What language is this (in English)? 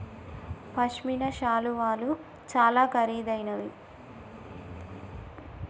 Telugu